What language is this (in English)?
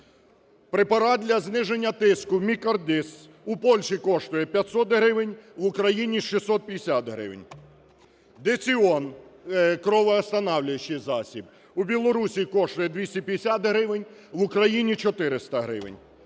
Ukrainian